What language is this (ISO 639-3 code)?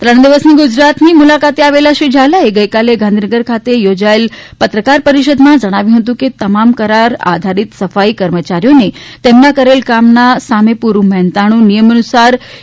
guj